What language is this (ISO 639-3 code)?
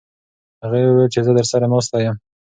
pus